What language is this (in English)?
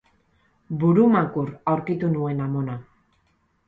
Basque